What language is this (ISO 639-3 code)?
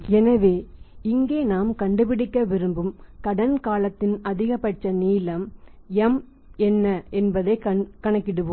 tam